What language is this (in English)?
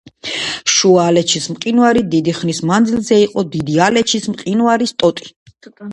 Georgian